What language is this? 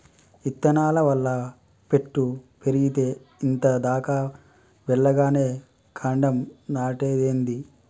Telugu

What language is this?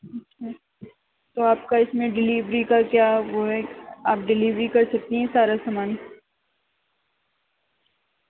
Urdu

